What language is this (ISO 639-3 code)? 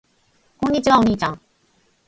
jpn